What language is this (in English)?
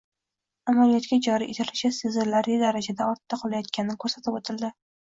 Uzbek